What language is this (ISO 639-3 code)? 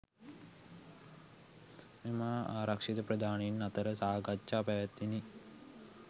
sin